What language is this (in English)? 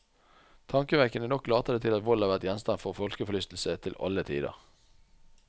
Norwegian